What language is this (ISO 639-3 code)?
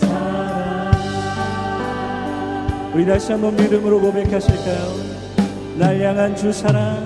kor